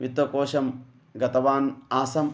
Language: Sanskrit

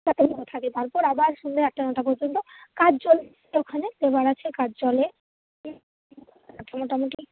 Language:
Bangla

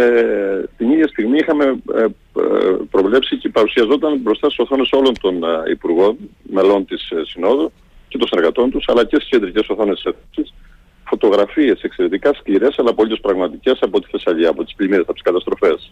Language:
Greek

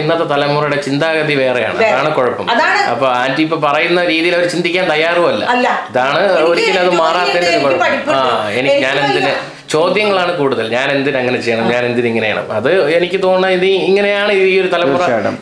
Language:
Malayalam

